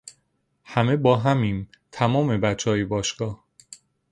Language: Persian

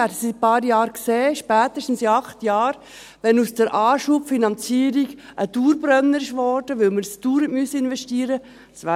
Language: Swiss German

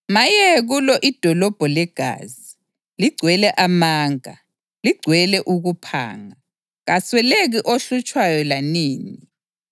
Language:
North Ndebele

